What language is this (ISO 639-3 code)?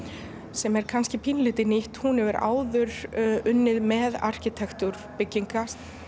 isl